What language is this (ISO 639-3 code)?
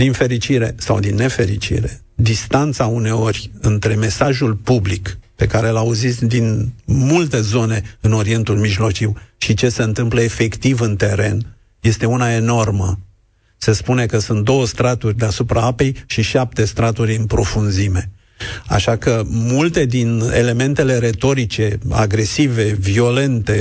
ron